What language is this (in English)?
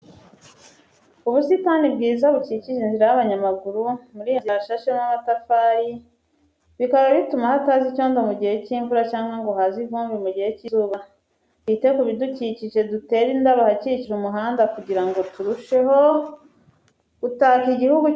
Kinyarwanda